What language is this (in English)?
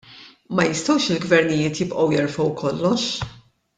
Maltese